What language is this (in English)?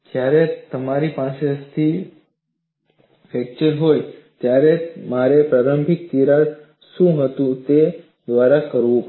Gujarati